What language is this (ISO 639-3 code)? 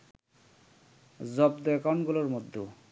ben